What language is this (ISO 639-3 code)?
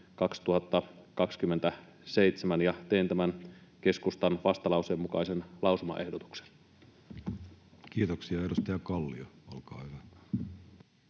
fin